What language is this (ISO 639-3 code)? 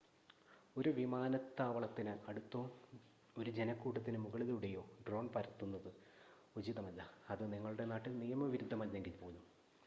mal